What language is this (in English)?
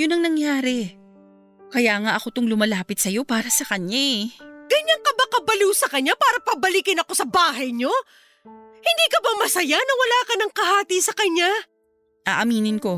Filipino